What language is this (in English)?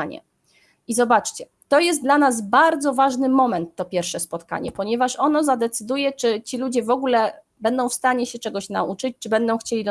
Polish